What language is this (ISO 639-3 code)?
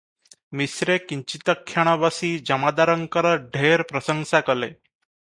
ori